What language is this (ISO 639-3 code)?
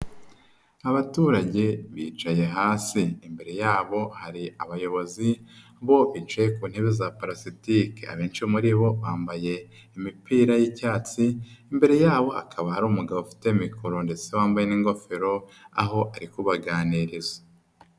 kin